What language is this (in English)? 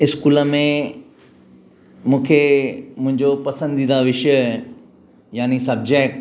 Sindhi